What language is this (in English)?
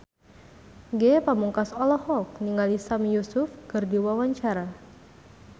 Sundanese